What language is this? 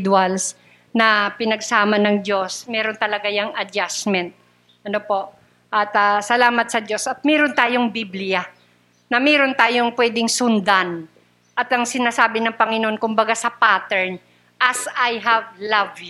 Filipino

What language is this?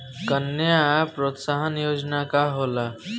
Bhojpuri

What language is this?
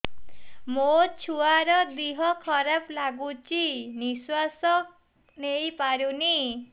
Odia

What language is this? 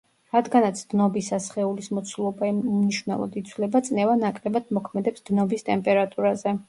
Georgian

